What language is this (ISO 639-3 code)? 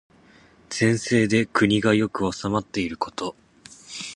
jpn